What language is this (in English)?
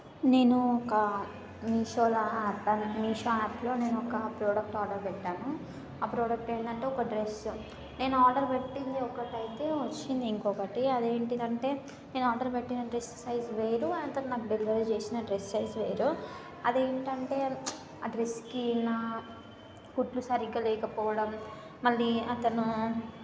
Telugu